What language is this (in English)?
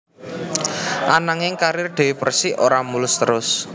Javanese